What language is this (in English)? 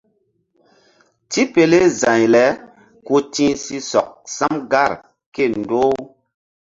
Mbum